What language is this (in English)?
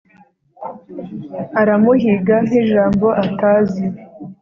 Kinyarwanda